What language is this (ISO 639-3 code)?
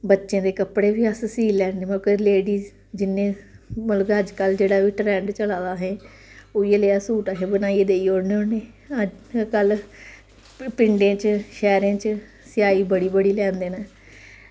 doi